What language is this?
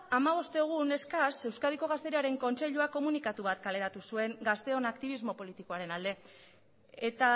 Basque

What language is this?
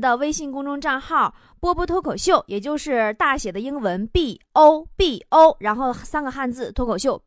Chinese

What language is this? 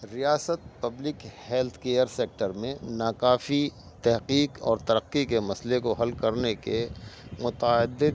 Urdu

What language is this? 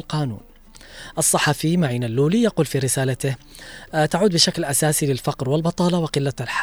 Arabic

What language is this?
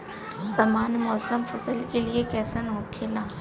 Bhojpuri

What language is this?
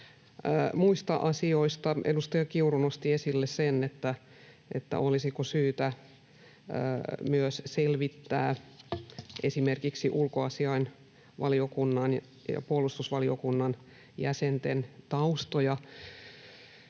Finnish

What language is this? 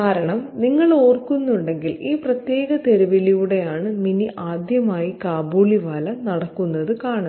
Malayalam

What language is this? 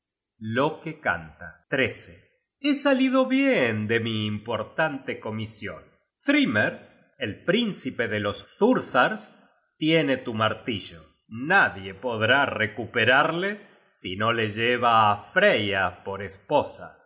Spanish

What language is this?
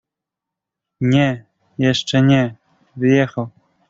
Polish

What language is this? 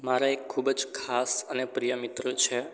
Gujarati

